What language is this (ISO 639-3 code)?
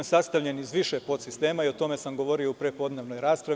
srp